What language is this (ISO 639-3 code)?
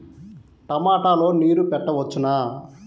tel